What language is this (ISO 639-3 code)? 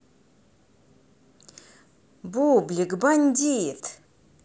rus